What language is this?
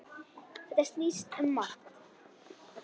Icelandic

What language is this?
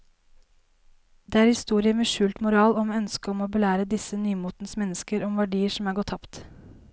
Norwegian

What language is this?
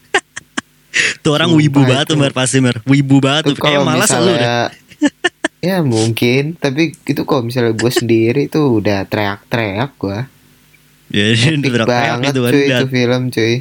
Indonesian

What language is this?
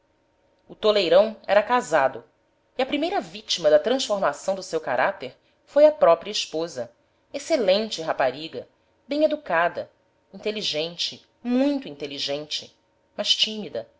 Portuguese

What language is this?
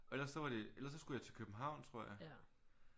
Danish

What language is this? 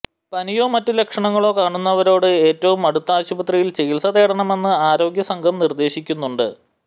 Malayalam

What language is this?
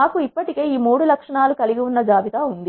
Telugu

